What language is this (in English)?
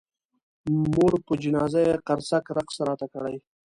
Pashto